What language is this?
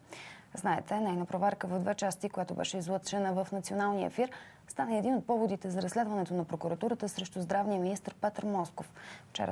Bulgarian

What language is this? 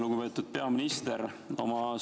Estonian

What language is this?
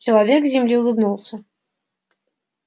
Russian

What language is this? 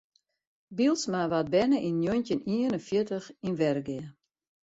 Western Frisian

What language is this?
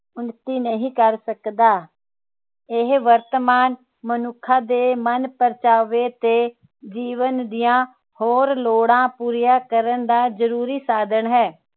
Punjabi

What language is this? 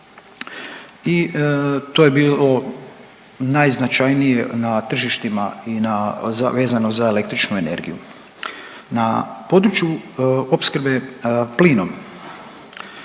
Croatian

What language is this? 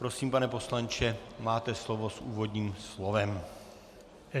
Czech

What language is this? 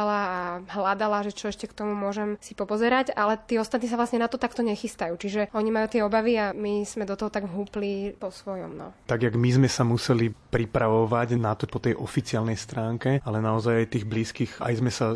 Slovak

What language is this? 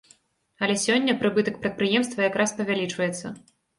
Belarusian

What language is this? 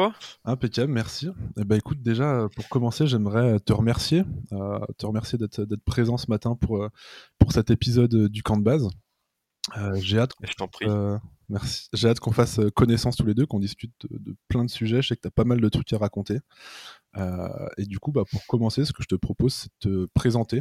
French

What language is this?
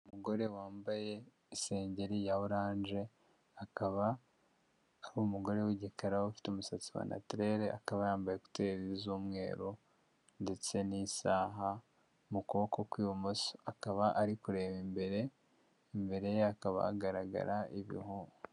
Kinyarwanda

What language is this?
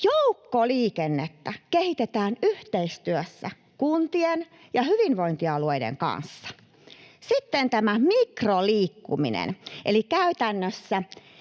Finnish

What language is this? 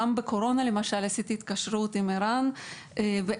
Hebrew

